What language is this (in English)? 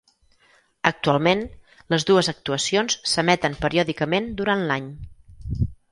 Catalan